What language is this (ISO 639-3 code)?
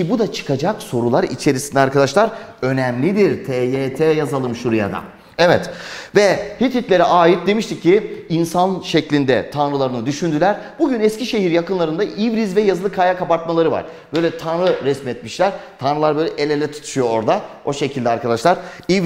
tur